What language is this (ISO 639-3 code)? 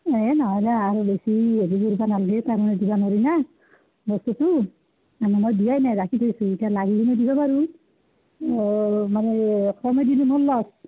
asm